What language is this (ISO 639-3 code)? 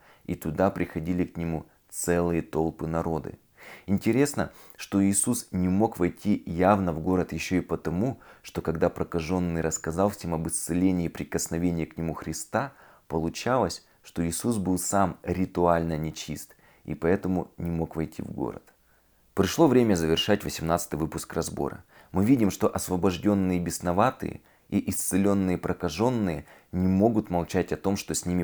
rus